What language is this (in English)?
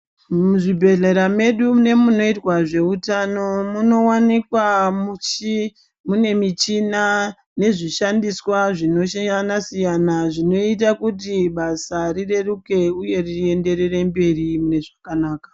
Ndau